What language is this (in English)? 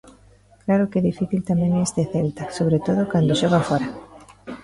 Galician